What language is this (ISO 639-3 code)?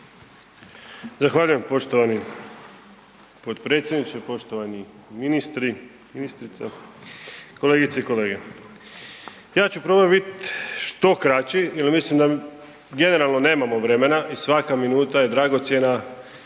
hrv